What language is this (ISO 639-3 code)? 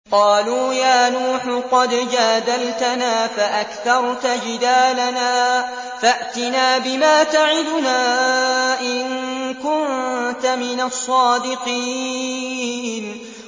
ara